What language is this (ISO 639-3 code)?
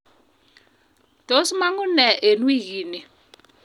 kln